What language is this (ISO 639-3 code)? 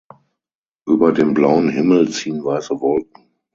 deu